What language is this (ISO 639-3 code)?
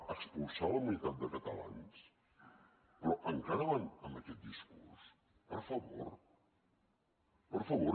cat